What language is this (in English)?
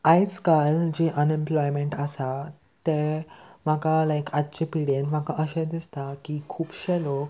Konkani